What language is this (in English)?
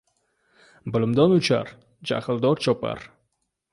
Uzbek